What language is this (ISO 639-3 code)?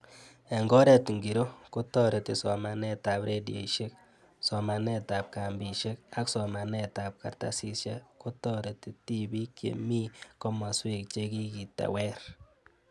kln